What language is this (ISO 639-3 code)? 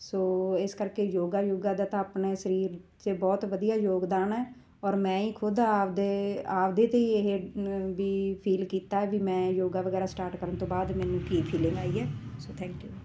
pan